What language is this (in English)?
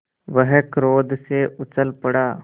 Hindi